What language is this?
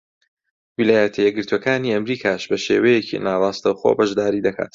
Central Kurdish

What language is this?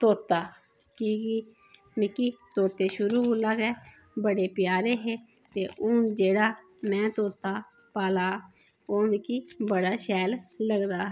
Dogri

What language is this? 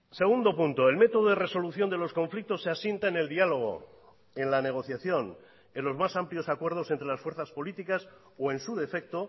Spanish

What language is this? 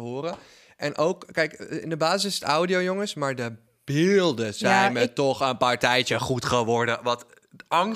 Dutch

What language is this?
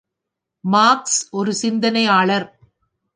Tamil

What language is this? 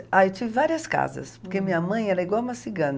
Portuguese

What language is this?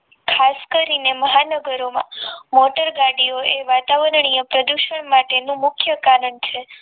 Gujarati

